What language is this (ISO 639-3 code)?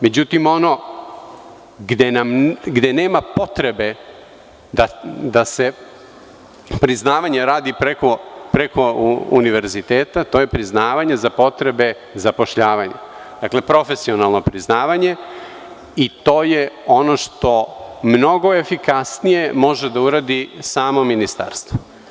srp